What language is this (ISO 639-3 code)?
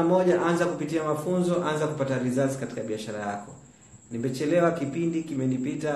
swa